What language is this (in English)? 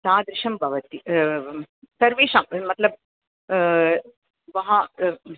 Sanskrit